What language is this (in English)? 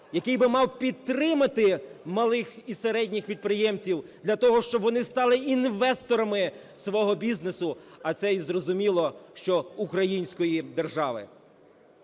Ukrainian